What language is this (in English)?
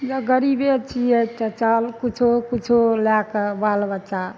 Maithili